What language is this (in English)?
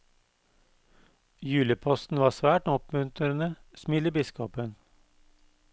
Norwegian